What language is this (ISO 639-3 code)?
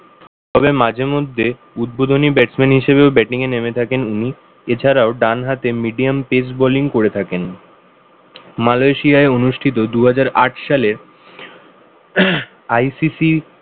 ben